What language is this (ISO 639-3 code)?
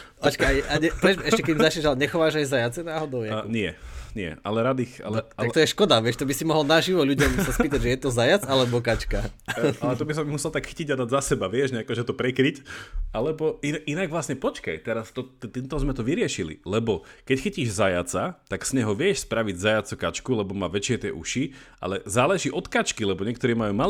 slk